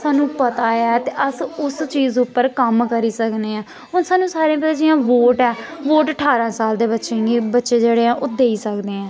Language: Dogri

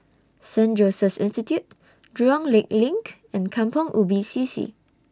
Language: English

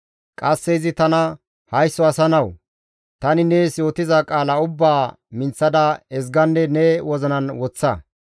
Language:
Gamo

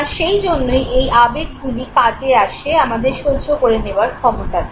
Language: Bangla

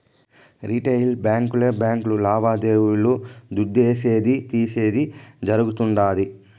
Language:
Telugu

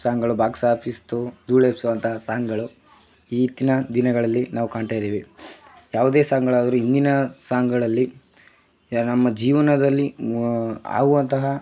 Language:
Kannada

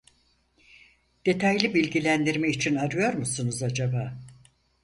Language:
Turkish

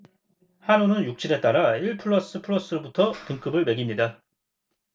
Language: Korean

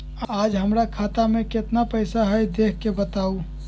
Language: Magahi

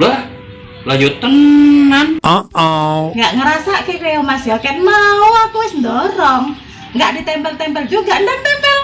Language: Indonesian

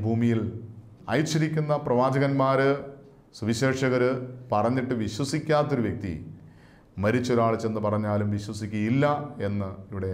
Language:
Malayalam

